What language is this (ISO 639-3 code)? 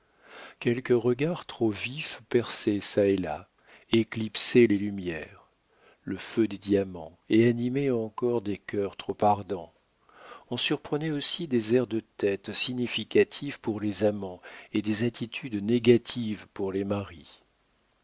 fra